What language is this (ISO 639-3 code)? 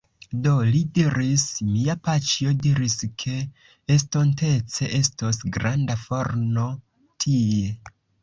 epo